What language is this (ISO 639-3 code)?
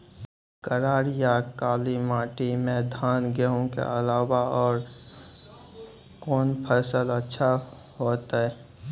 mai